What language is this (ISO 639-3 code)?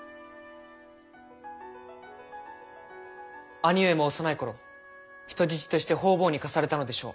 jpn